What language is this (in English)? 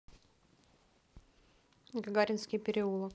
Russian